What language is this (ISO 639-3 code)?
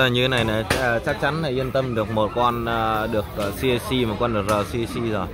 vie